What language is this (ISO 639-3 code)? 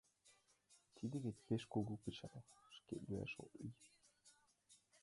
chm